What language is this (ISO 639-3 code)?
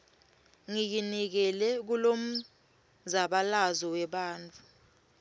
ssw